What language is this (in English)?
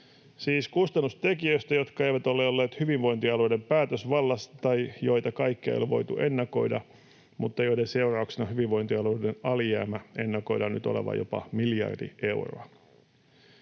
Finnish